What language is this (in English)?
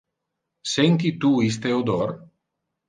Interlingua